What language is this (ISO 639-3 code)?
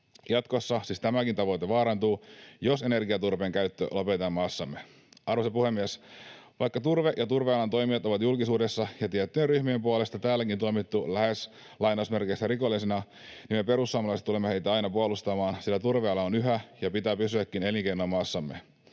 fin